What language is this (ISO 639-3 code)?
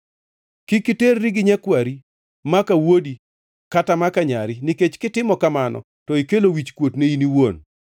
luo